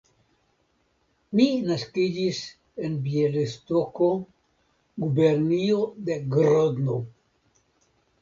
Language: Esperanto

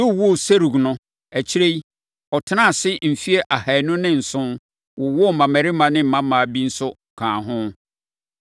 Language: Akan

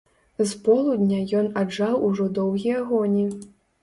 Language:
Belarusian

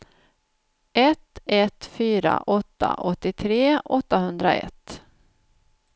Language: Swedish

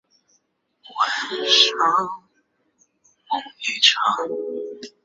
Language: Chinese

